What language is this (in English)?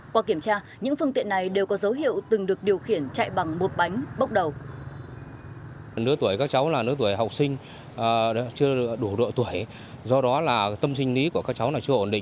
Vietnamese